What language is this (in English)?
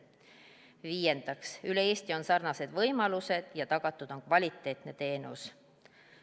Estonian